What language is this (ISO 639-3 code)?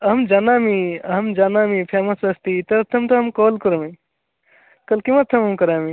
san